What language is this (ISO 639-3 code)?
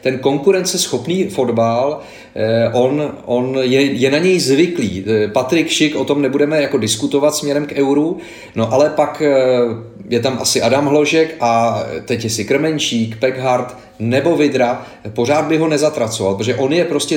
ces